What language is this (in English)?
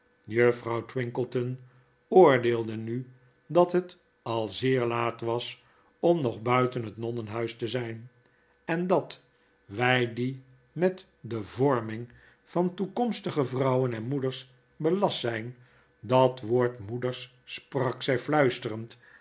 Dutch